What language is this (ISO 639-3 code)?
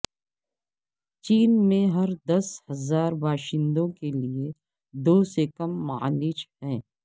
urd